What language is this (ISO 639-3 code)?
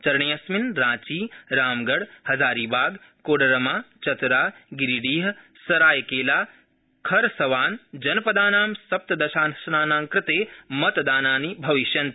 san